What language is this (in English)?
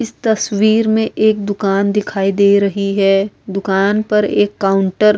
Urdu